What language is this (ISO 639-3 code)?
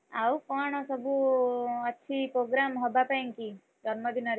ori